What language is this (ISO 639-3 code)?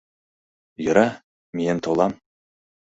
chm